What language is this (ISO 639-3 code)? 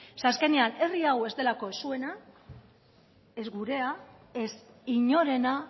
eus